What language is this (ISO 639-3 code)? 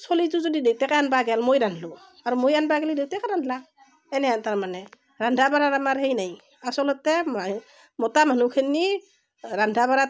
asm